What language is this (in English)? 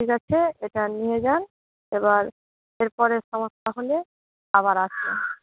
Bangla